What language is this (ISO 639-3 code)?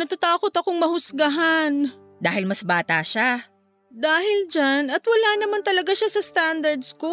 fil